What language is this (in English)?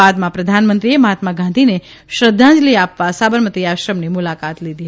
Gujarati